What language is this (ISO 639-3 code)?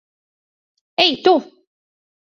lav